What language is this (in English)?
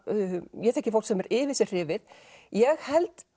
Icelandic